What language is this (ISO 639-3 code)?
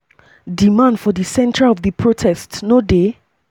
pcm